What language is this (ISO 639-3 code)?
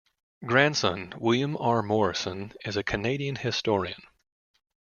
eng